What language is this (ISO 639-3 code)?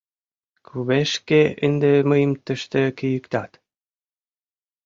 chm